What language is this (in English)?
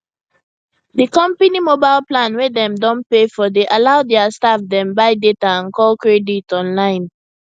Nigerian Pidgin